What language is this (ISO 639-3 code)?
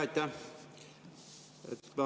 est